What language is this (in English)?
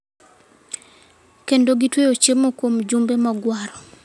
Luo (Kenya and Tanzania)